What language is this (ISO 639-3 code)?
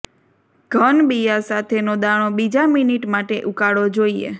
guj